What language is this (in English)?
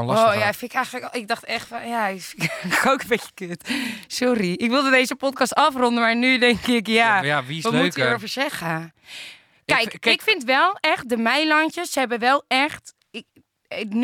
Dutch